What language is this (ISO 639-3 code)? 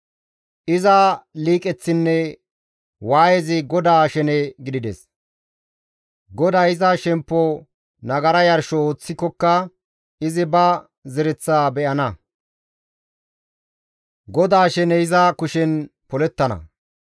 gmv